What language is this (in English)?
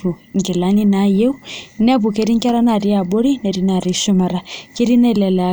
Masai